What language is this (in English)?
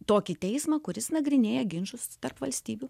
Lithuanian